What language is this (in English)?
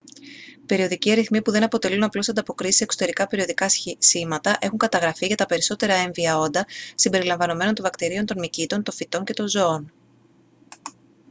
Greek